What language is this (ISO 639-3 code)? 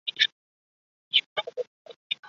zho